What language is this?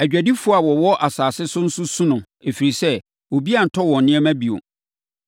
Akan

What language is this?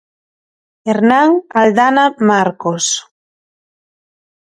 Galician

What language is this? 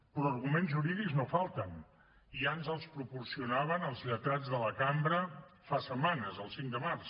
Catalan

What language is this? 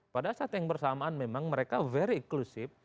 Indonesian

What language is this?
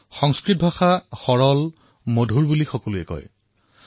Assamese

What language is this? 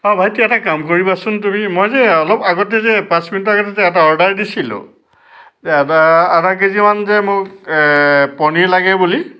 Assamese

